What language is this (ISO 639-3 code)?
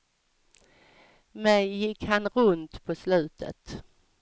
swe